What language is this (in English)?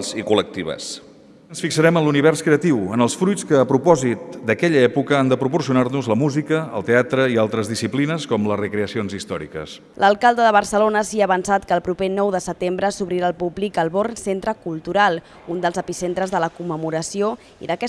Catalan